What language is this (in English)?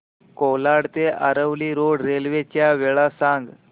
Marathi